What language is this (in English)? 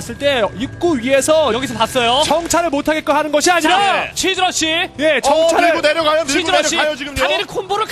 Korean